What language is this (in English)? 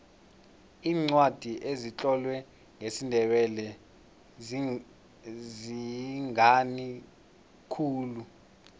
South Ndebele